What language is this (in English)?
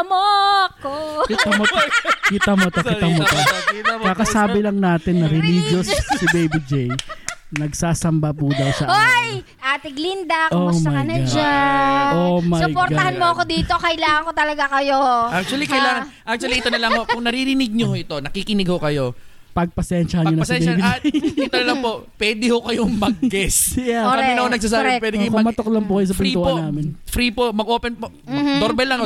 Filipino